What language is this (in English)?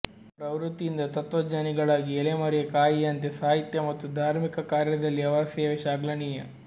Kannada